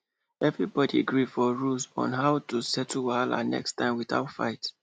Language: Nigerian Pidgin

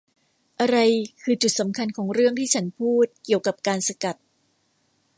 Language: Thai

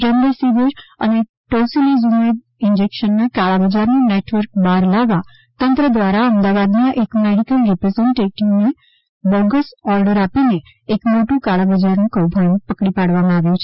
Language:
Gujarati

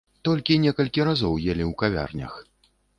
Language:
Belarusian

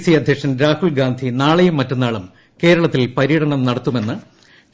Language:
Malayalam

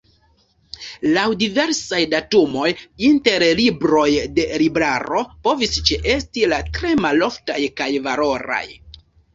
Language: Esperanto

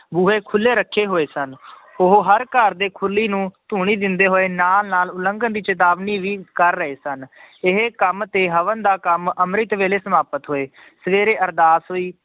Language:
Punjabi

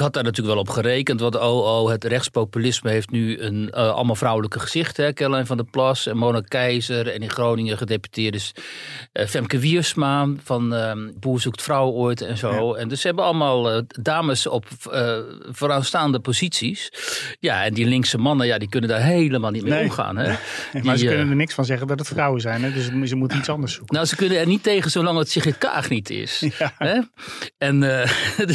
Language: Dutch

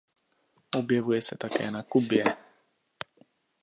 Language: Czech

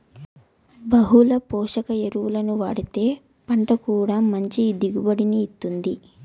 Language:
Telugu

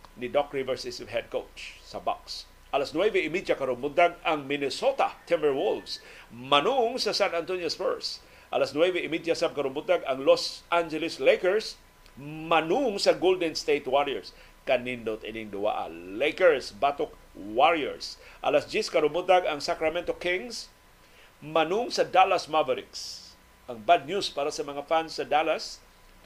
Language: Filipino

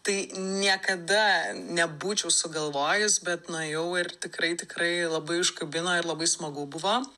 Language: Lithuanian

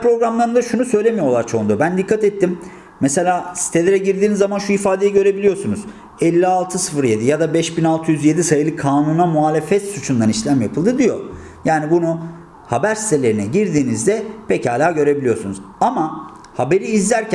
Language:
Turkish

